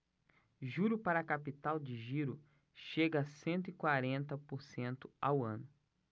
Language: Portuguese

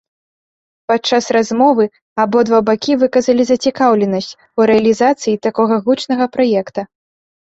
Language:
Belarusian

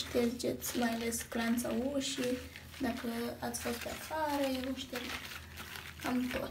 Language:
Romanian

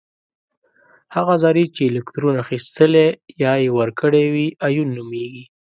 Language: Pashto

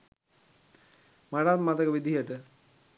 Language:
Sinhala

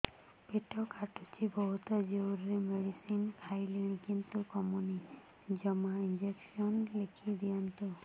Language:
Odia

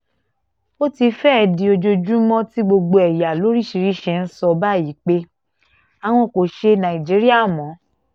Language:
Yoruba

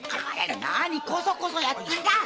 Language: Japanese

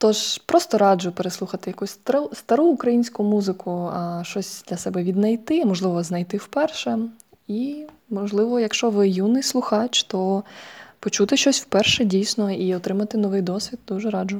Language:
Ukrainian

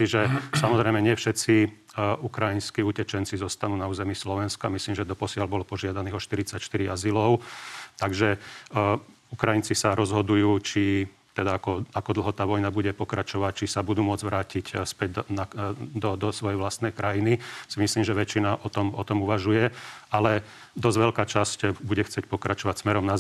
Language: Slovak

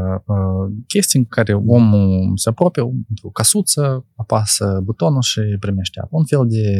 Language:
Romanian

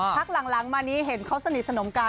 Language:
Thai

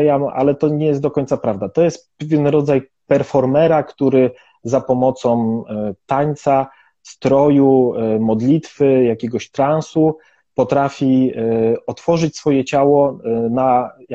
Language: Polish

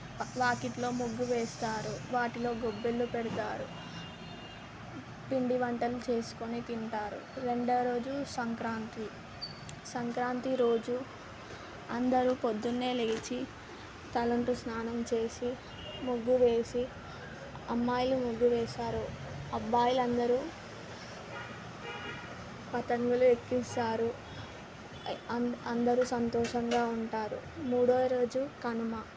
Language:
Telugu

